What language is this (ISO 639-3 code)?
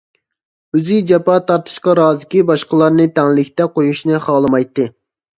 uig